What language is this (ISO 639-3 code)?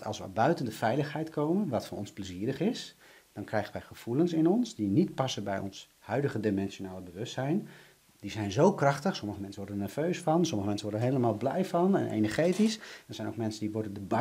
nld